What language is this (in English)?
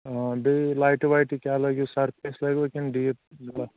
Kashmiri